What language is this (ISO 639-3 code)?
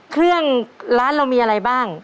tha